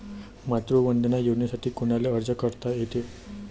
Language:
Marathi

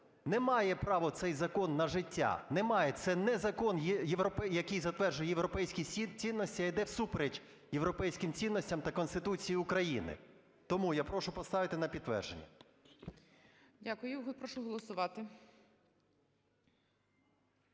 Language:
Ukrainian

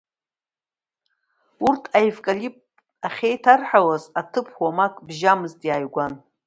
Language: Abkhazian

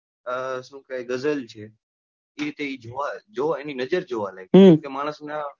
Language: Gujarati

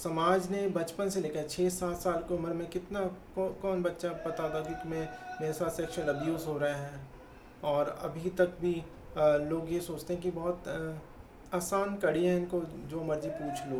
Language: Hindi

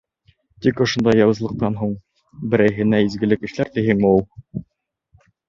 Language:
Bashkir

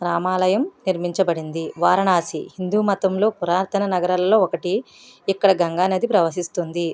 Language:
Telugu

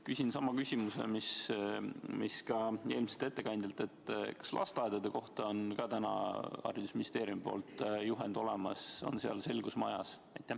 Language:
Estonian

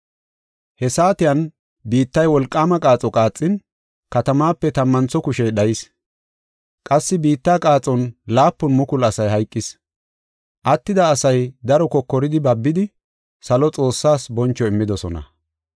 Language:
Gofa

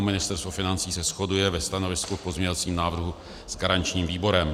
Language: Czech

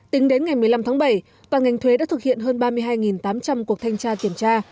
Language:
Vietnamese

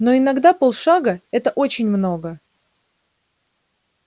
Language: Russian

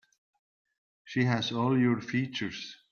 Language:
English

